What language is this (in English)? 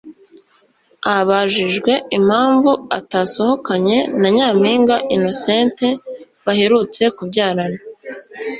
Kinyarwanda